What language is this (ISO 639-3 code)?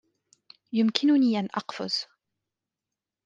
ara